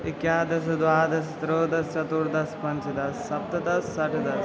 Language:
Sanskrit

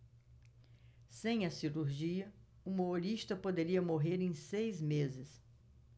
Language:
Portuguese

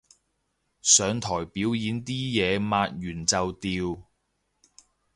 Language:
Cantonese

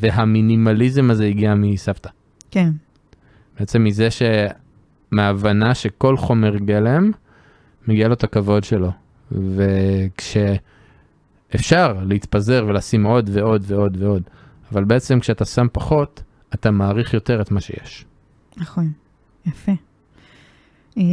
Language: Hebrew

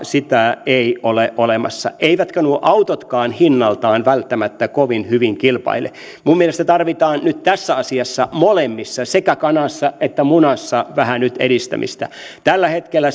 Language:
Finnish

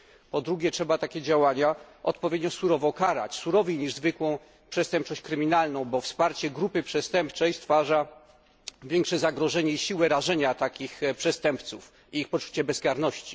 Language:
Polish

